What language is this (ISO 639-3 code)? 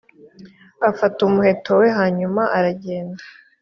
kin